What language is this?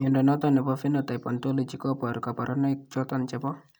Kalenjin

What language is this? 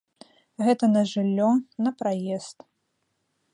Belarusian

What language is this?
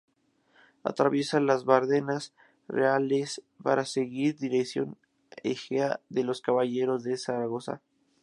Spanish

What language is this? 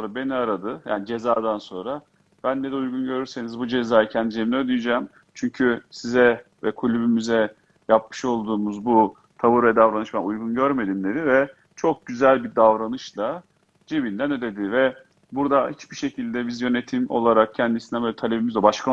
Turkish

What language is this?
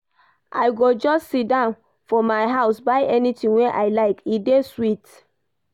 Nigerian Pidgin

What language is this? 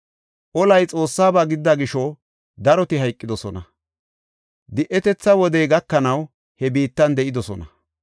Gofa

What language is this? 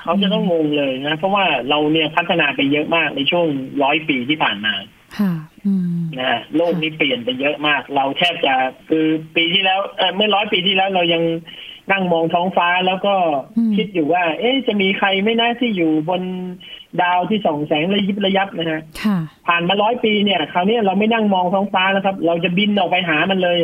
Thai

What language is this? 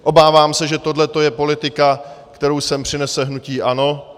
Czech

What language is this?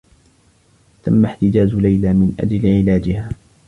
Arabic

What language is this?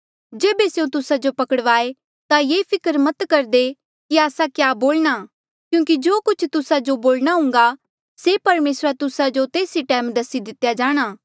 Mandeali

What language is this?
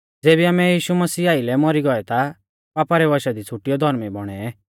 Mahasu Pahari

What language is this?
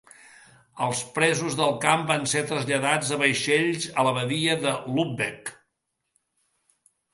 Catalan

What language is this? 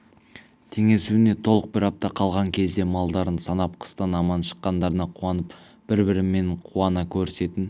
Kazakh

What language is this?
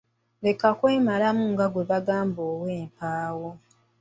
Ganda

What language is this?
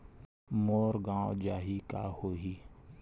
Chhattisgarhi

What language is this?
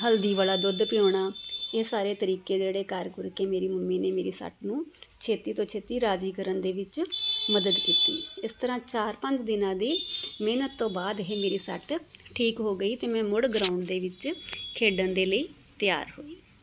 Punjabi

